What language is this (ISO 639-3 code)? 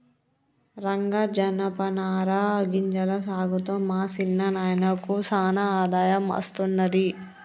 tel